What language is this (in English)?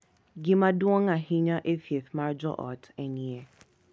Luo (Kenya and Tanzania)